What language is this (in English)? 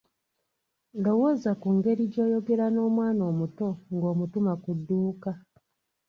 Ganda